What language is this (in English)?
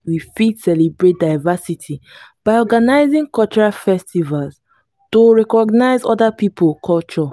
Nigerian Pidgin